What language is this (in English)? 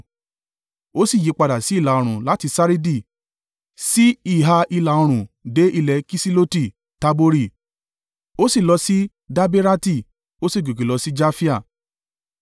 Yoruba